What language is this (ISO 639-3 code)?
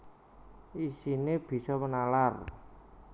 jav